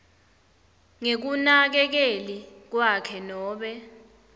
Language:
Swati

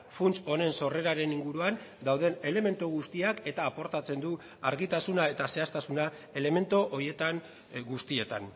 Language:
Basque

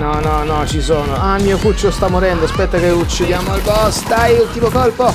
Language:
Italian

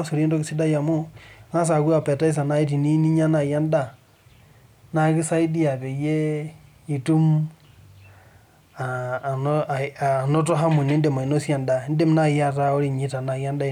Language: Masai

